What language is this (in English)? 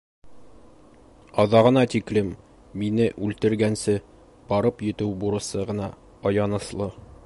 Bashkir